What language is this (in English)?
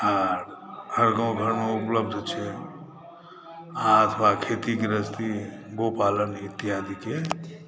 Maithili